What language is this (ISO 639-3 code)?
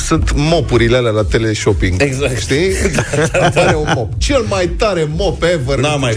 ron